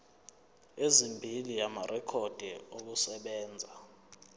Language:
Zulu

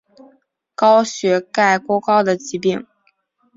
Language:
Chinese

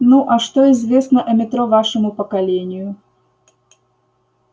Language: Russian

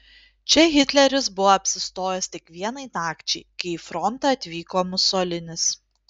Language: Lithuanian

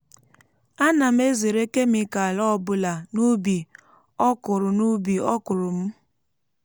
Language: Igbo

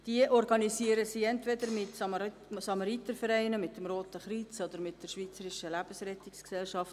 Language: Swiss German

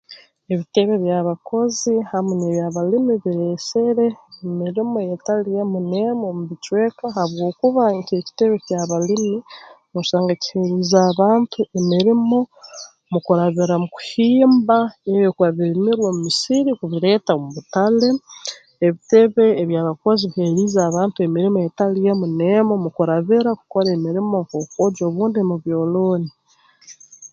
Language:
Tooro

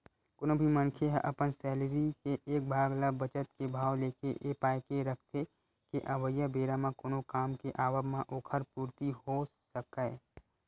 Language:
Chhattisgarhi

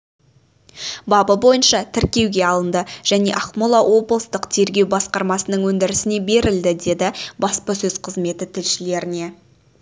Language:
Kazakh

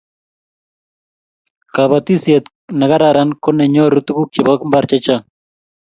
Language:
Kalenjin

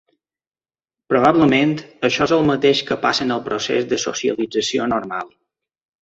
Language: Catalan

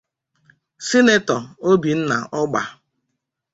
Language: Igbo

